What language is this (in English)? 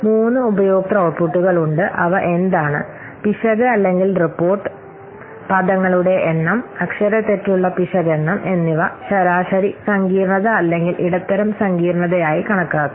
Malayalam